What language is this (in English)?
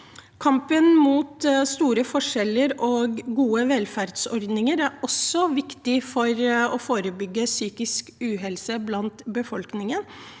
Norwegian